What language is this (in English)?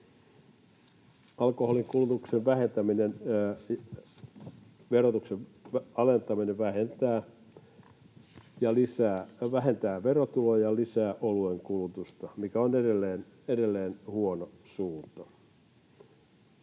Finnish